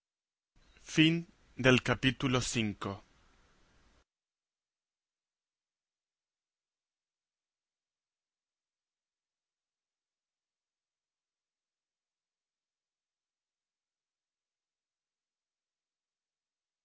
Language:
Spanish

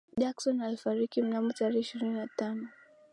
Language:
Swahili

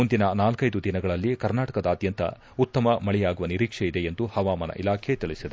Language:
Kannada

